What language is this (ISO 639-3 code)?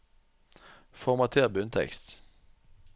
nor